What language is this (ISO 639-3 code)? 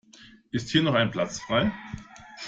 deu